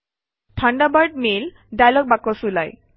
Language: Assamese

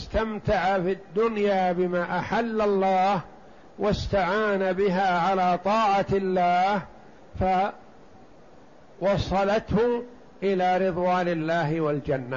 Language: Arabic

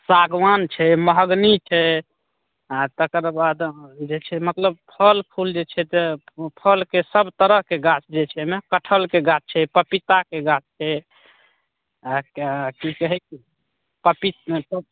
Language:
Maithili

